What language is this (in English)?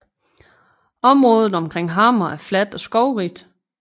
Danish